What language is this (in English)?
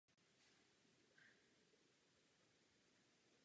Czech